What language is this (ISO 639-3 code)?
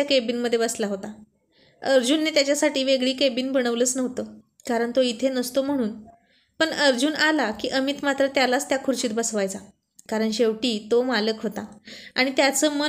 mar